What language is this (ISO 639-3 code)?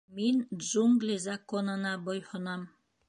bak